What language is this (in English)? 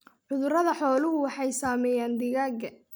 Somali